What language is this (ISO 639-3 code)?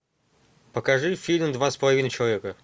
rus